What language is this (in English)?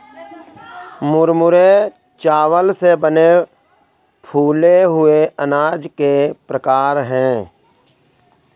Hindi